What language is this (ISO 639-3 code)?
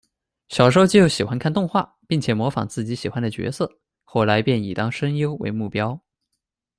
zho